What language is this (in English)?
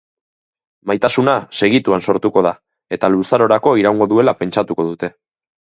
Basque